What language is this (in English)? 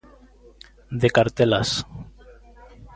Galician